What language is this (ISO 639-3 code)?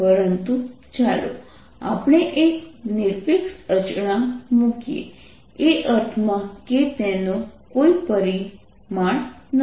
guj